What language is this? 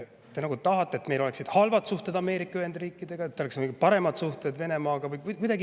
Estonian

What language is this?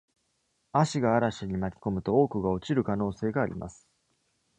Japanese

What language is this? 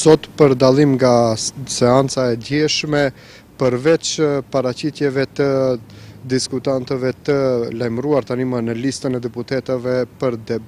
Romanian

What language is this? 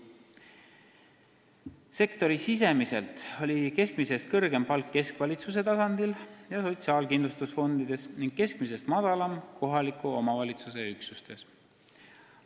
Estonian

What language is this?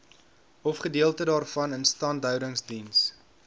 Afrikaans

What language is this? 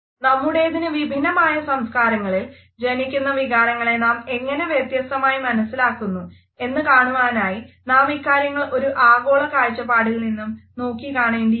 Malayalam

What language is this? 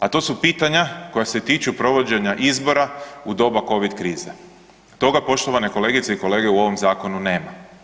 Croatian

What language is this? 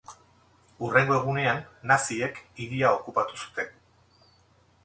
Basque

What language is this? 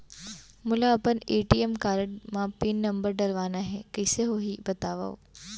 Chhattisgarhi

